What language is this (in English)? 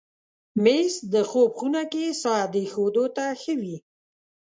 Pashto